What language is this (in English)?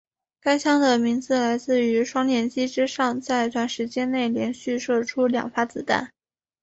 Chinese